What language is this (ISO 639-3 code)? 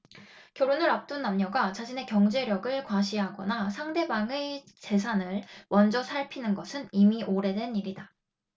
kor